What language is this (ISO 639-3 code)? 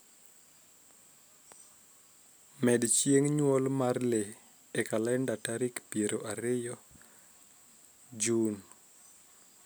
luo